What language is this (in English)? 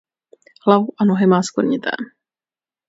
Czech